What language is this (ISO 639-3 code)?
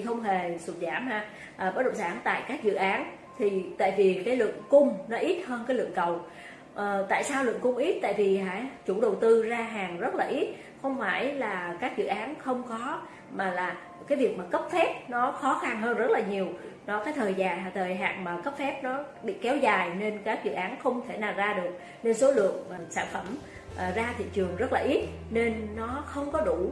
vie